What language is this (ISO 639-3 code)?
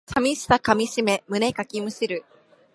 jpn